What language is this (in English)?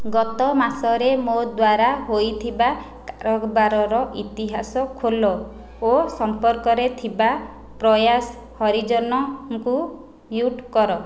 Odia